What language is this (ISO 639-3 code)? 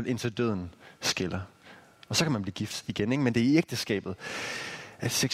dan